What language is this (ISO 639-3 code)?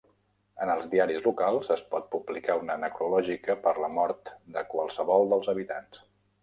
cat